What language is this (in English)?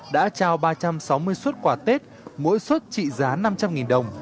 Vietnamese